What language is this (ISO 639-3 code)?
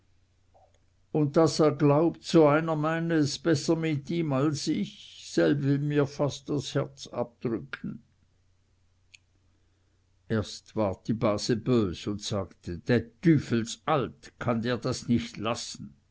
deu